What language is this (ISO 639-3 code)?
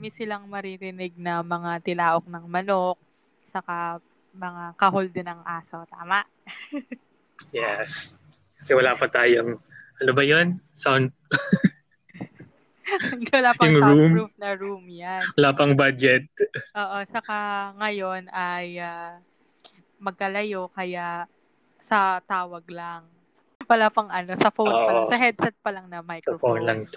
fil